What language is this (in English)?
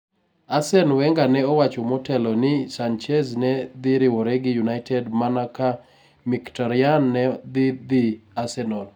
Luo (Kenya and Tanzania)